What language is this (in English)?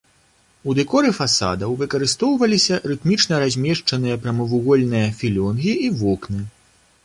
Belarusian